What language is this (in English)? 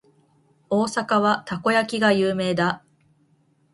Japanese